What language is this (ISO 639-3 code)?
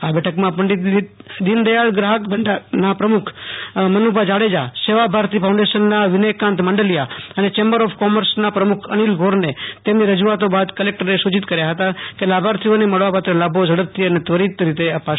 guj